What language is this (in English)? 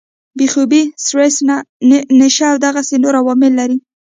Pashto